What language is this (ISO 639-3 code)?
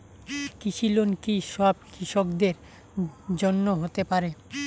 ben